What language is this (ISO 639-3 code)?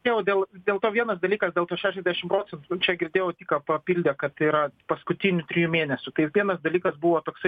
lit